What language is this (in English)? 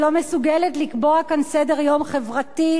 Hebrew